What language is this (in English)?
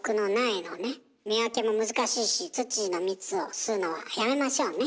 Japanese